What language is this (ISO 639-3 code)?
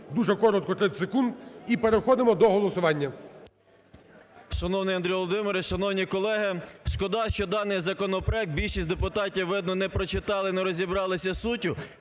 ukr